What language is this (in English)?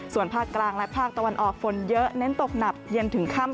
Thai